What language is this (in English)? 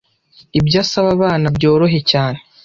Kinyarwanda